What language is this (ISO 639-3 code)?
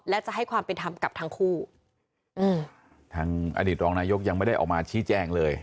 tha